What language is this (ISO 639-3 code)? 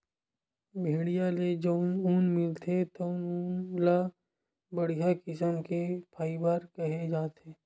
hne